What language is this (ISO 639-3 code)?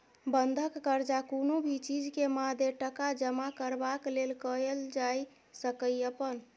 mai